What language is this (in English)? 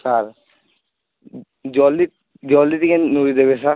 Odia